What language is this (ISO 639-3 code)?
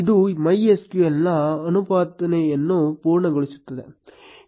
kan